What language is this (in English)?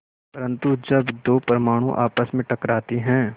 Hindi